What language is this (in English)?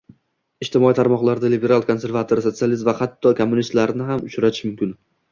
Uzbek